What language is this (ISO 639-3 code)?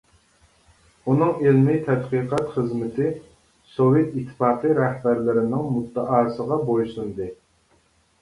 uig